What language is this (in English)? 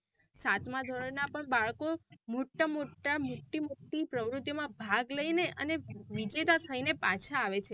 Gujarati